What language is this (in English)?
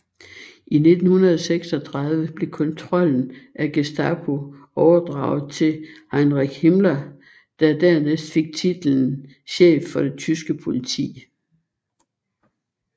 Danish